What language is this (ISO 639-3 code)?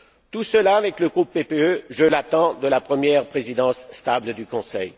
fra